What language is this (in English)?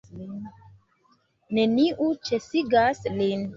Esperanto